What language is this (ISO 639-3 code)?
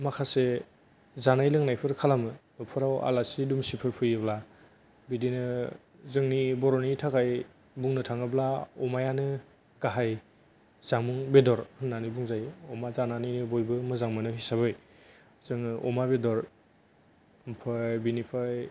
brx